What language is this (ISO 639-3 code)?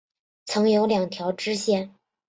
zho